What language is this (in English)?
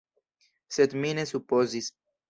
Esperanto